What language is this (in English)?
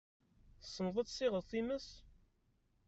Kabyle